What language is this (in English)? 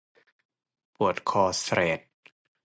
Thai